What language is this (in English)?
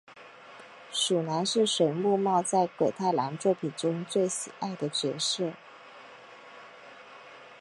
Chinese